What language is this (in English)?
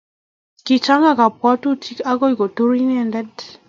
Kalenjin